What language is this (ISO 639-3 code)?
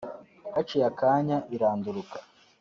kin